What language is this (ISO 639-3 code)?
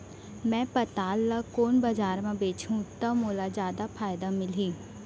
hne